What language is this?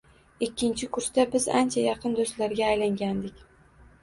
Uzbek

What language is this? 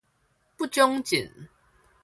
Min Nan Chinese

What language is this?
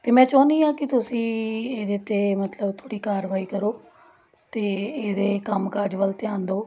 Punjabi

